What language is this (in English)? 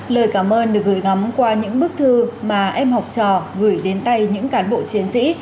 Vietnamese